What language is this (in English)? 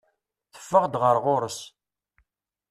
Kabyle